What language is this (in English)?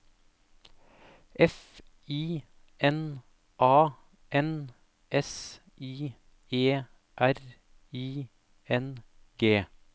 Norwegian